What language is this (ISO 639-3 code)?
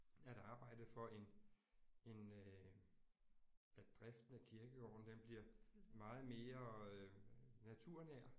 dan